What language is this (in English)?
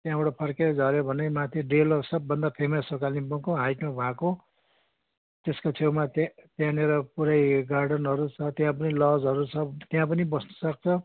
Nepali